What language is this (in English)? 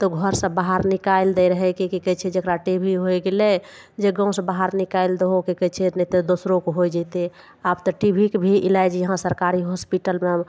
Maithili